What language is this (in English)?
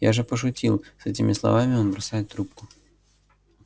Russian